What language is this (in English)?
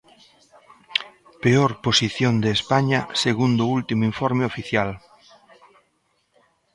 Galician